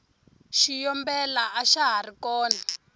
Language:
Tsonga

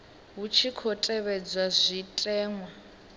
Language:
Venda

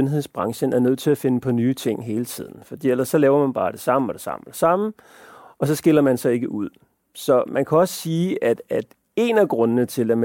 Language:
Danish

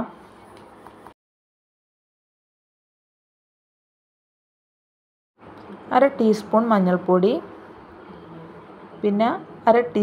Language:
Arabic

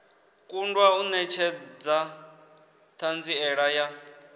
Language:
Venda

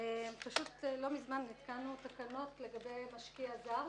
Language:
Hebrew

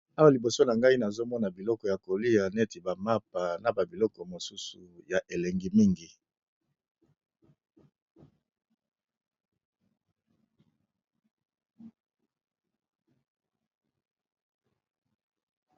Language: Lingala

